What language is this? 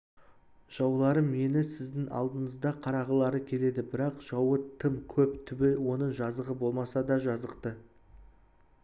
Kazakh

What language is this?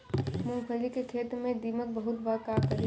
Bhojpuri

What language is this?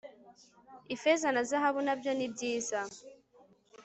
Kinyarwanda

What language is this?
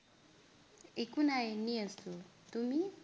Assamese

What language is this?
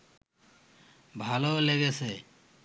Bangla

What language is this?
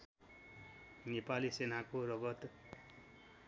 Nepali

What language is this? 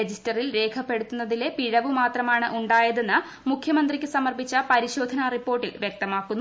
Malayalam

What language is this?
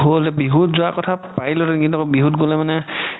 Assamese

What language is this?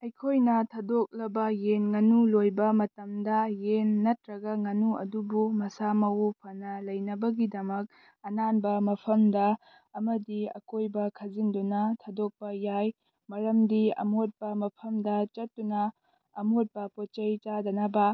Manipuri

